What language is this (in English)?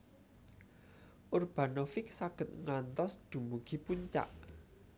Javanese